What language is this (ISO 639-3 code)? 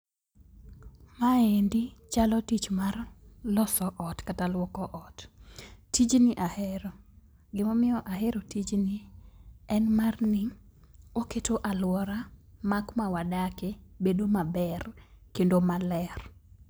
luo